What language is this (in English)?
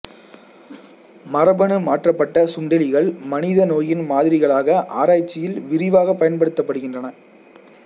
Tamil